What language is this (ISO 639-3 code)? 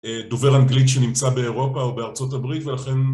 heb